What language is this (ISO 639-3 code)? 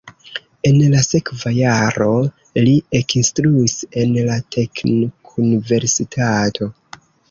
epo